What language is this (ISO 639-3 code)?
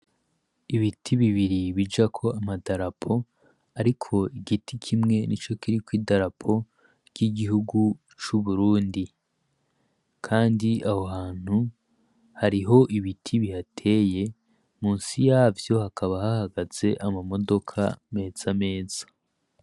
run